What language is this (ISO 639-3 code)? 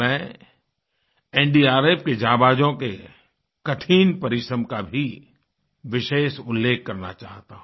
hin